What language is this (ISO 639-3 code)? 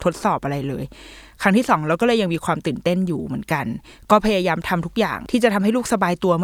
tha